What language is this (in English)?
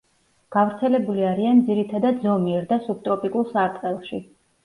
Georgian